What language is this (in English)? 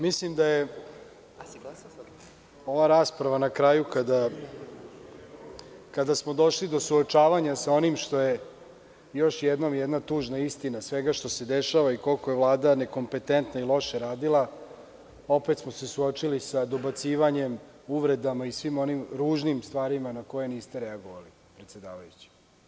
Serbian